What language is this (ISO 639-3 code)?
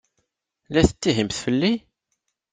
kab